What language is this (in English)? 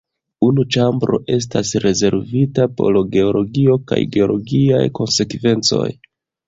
Esperanto